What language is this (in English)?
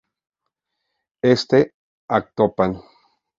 Spanish